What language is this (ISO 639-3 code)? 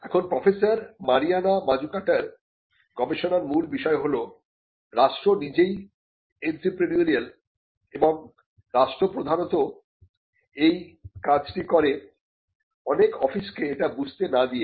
ben